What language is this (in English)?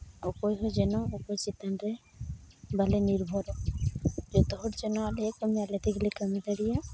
Santali